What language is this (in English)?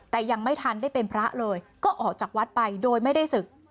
Thai